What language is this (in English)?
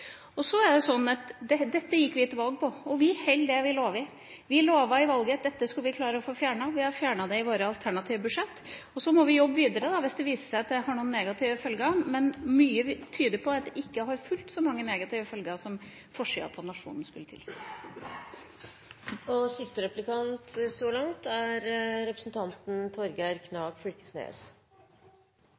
Norwegian